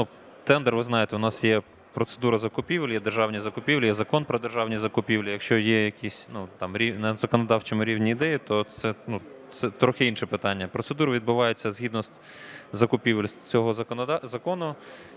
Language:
Ukrainian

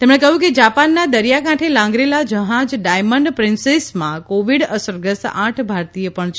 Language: Gujarati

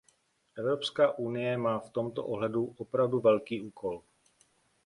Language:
Czech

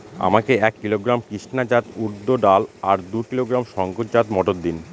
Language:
Bangla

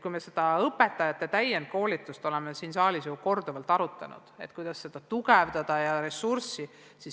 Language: Estonian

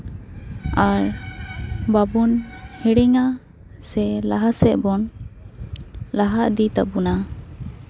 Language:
Santali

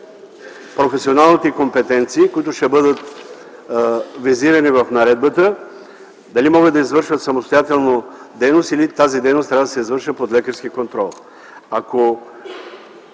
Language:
Bulgarian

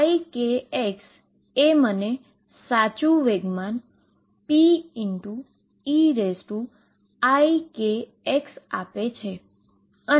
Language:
Gujarati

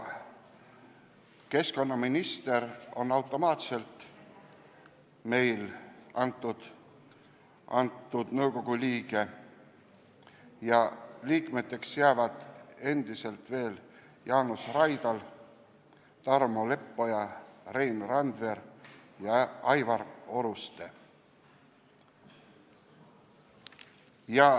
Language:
Estonian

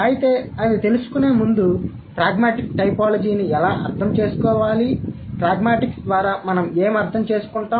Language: Telugu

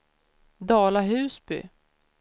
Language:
Swedish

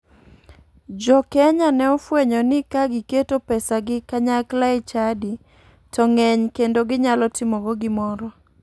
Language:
Luo (Kenya and Tanzania)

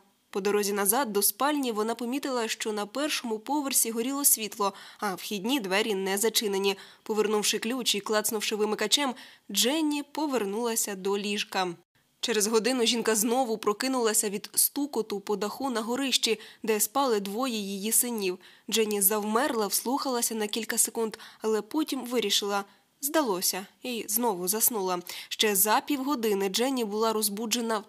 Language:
Ukrainian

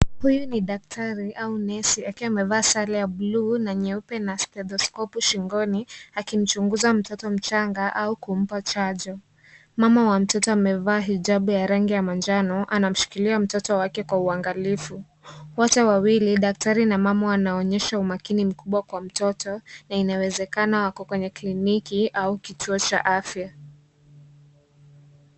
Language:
Swahili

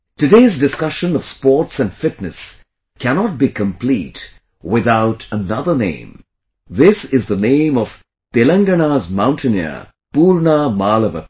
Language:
English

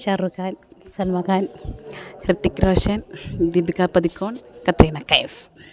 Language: Malayalam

